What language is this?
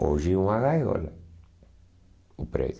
Portuguese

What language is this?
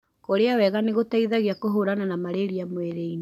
Kikuyu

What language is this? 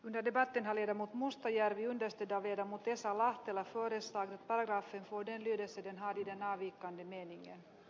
Finnish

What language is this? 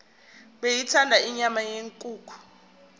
Zulu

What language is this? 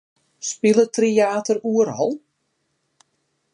Western Frisian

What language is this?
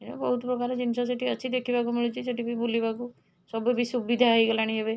Odia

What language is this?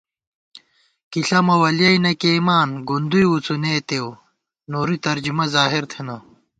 Gawar-Bati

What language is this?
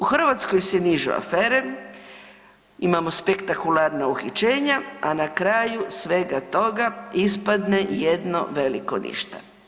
Croatian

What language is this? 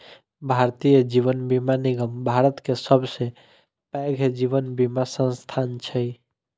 Maithili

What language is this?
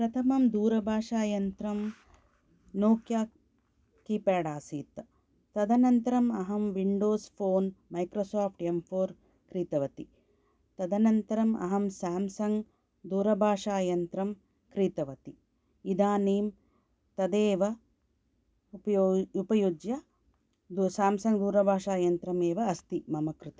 Sanskrit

